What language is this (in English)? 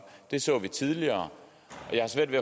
Danish